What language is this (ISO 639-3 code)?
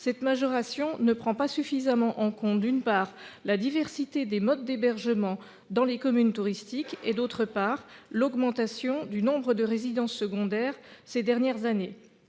fra